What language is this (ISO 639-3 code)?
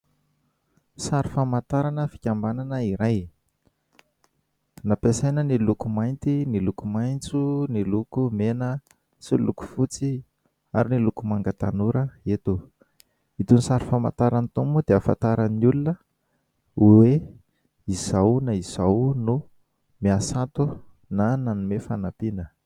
mlg